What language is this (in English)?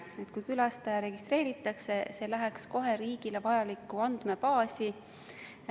Estonian